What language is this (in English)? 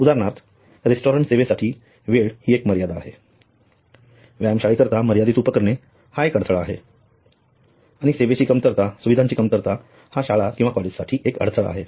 Marathi